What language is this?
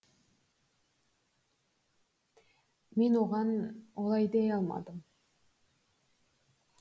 Kazakh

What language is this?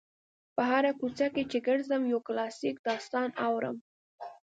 Pashto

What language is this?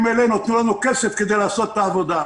Hebrew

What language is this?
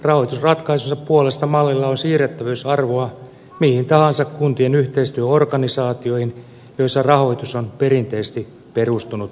Finnish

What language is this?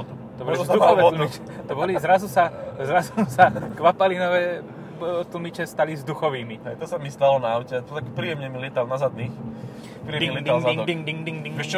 Slovak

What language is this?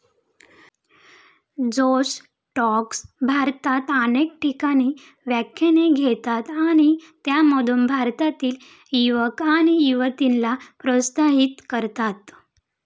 Marathi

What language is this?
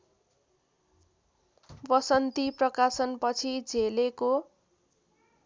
Nepali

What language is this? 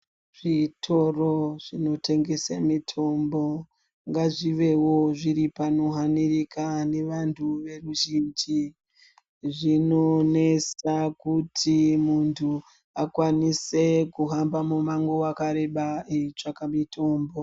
Ndau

